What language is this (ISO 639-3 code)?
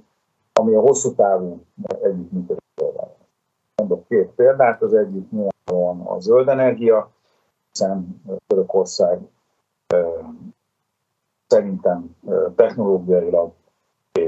hun